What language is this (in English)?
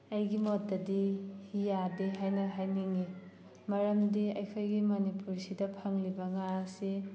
Manipuri